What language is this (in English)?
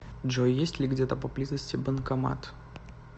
Russian